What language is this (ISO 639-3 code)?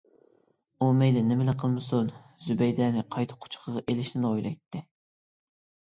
uig